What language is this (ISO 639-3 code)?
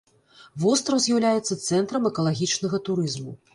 bel